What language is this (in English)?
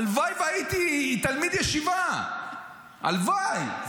Hebrew